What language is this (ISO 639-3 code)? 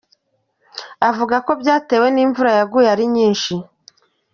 kin